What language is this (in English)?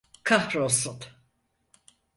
Turkish